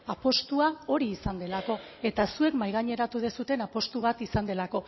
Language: Basque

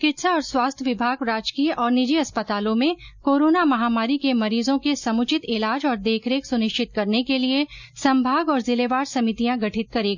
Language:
Hindi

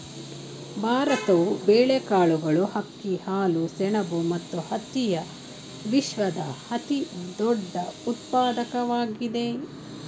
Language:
Kannada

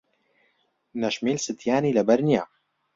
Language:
Central Kurdish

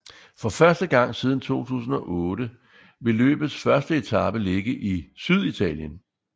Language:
Danish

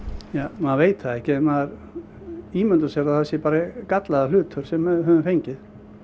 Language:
Icelandic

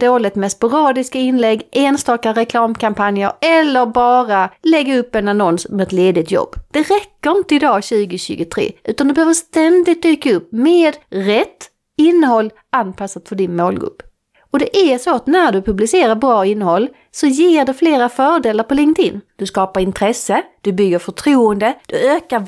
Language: Swedish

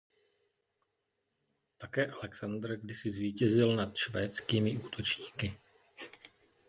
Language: Czech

